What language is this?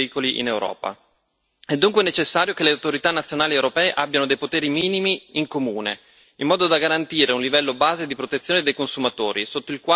Italian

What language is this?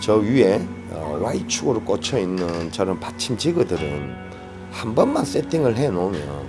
Korean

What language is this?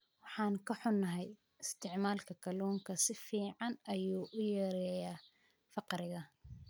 Somali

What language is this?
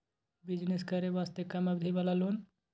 Maithili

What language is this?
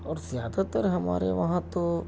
Urdu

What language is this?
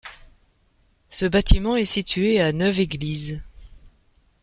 French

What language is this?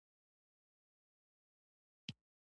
Pashto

